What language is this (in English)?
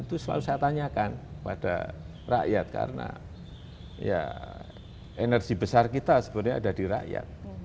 Indonesian